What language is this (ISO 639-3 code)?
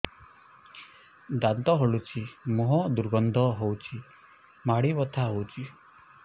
ori